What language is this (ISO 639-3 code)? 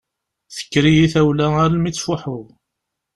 kab